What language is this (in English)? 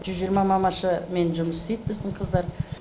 Kazakh